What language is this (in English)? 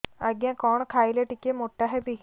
Odia